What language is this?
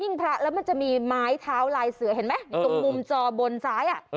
Thai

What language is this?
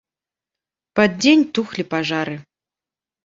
Belarusian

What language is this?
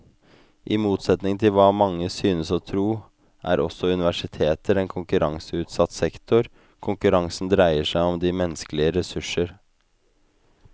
Norwegian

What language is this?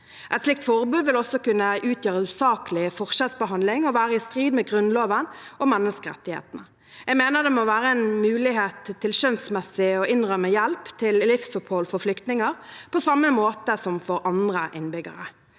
Norwegian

